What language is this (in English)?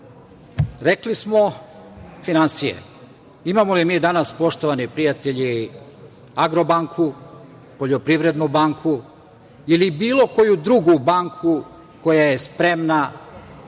Serbian